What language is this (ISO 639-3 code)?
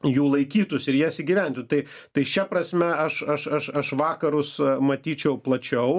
lit